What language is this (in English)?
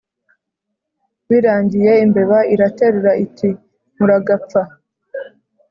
Kinyarwanda